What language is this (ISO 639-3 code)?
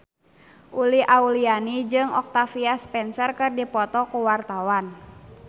sun